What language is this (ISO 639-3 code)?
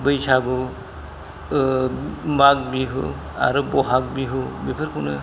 brx